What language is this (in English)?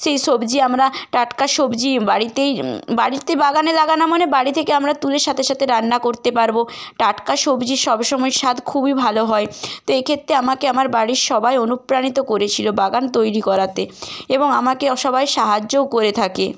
Bangla